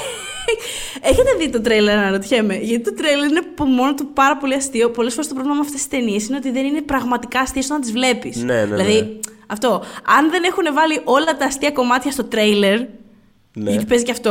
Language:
Greek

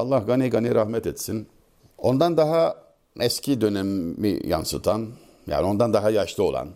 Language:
Turkish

